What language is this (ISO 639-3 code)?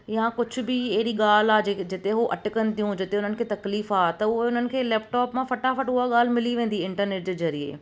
snd